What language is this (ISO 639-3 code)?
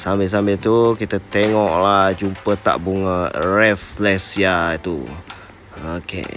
msa